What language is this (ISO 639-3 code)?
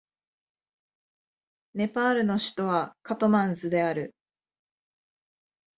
jpn